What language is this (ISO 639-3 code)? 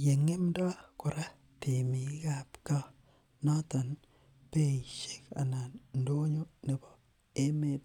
kln